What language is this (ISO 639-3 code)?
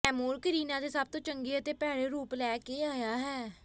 pan